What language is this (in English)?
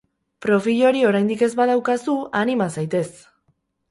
Basque